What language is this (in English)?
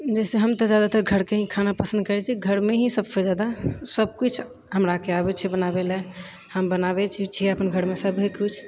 Maithili